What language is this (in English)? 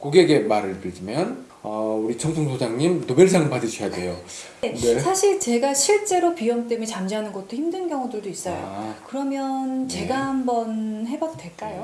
Korean